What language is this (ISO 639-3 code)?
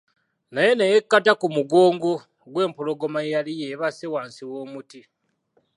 lug